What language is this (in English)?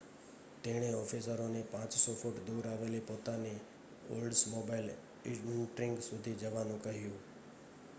Gujarati